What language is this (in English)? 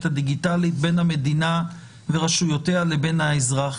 Hebrew